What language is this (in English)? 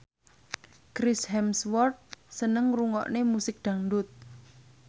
Javanese